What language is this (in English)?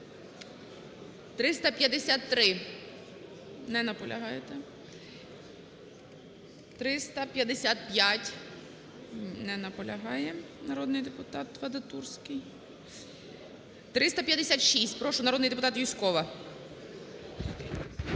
Ukrainian